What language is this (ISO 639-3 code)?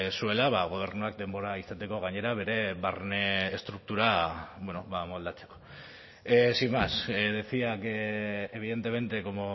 eus